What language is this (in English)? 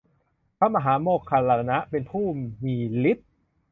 Thai